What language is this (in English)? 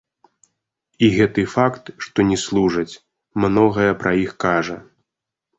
Belarusian